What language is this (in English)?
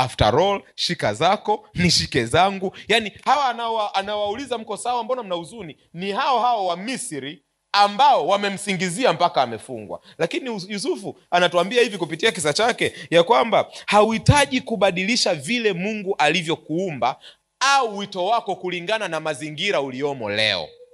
Swahili